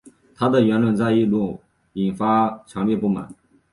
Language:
Chinese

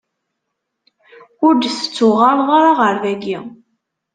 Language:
Kabyle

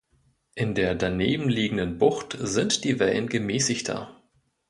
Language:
German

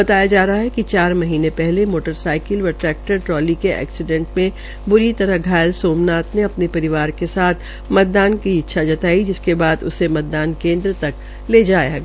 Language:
Hindi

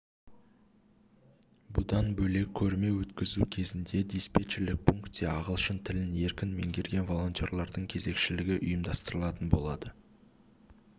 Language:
Kazakh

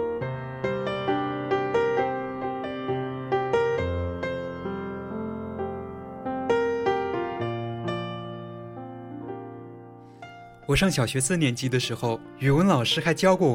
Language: Chinese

